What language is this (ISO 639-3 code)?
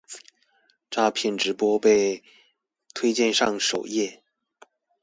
zho